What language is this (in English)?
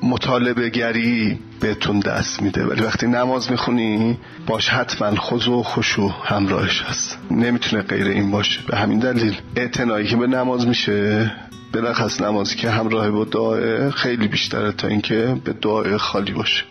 Persian